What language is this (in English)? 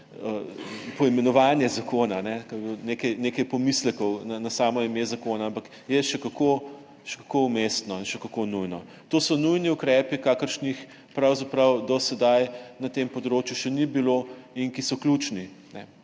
Slovenian